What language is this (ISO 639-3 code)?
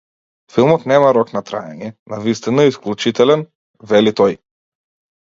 mkd